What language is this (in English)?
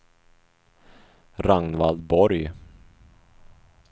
Swedish